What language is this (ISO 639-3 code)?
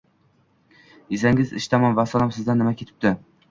uzb